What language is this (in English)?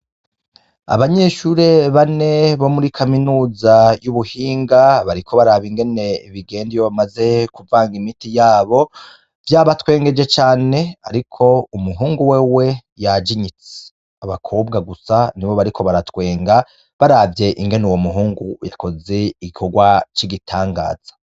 Rundi